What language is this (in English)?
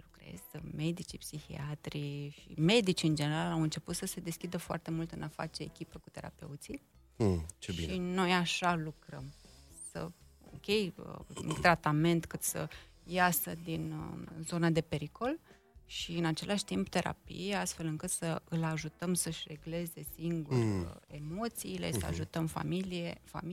Romanian